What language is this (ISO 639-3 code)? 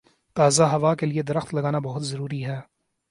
urd